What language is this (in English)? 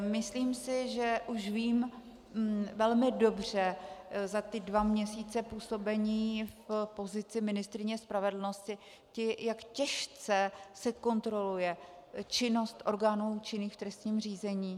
Czech